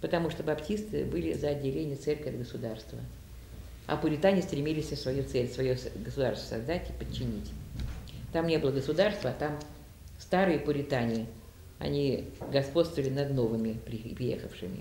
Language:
Russian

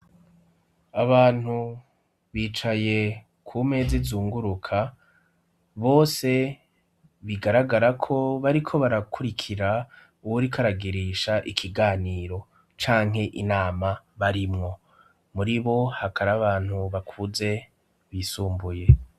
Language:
Rundi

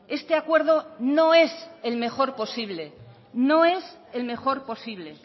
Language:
Spanish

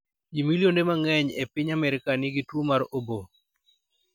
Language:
Luo (Kenya and Tanzania)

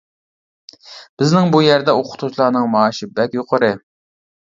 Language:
Uyghur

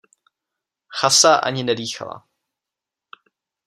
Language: Czech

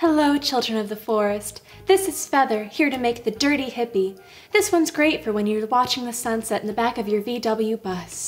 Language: English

